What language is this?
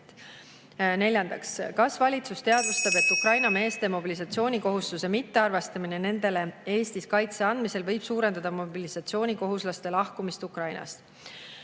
Estonian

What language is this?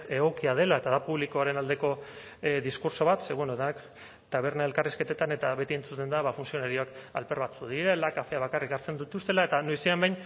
Basque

